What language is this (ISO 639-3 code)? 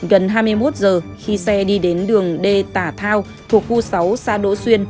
vie